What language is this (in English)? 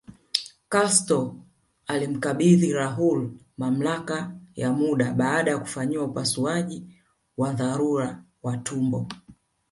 Swahili